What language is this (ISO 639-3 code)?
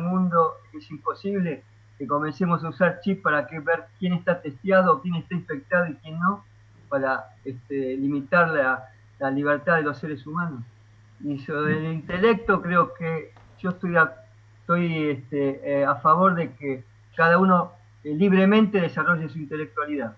spa